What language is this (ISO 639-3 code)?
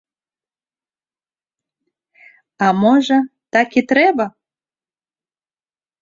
bel